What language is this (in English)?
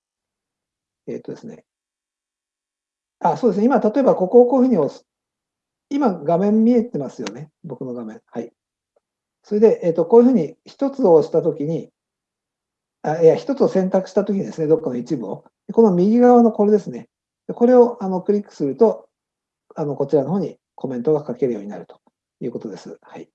Japanese